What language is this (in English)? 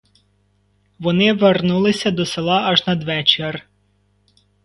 Ukrainian